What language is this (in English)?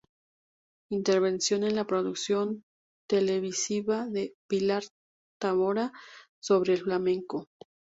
Spanish